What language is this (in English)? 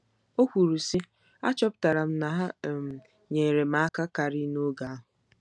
Igbo